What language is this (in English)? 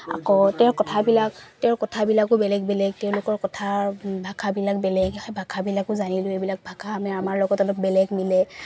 Assamese